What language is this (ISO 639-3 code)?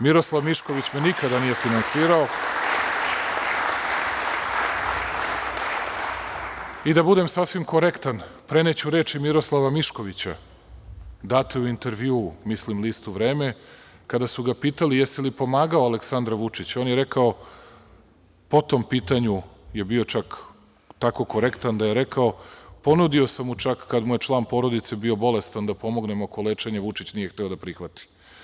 srp